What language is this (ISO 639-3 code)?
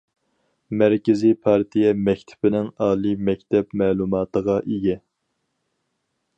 uig